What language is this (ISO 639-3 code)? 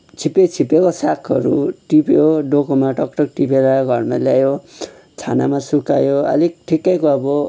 nep